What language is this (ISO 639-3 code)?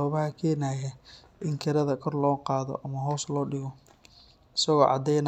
som